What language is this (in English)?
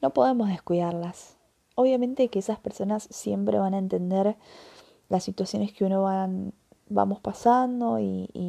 Spanish